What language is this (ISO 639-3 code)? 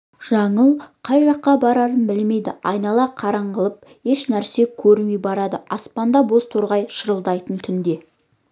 kaz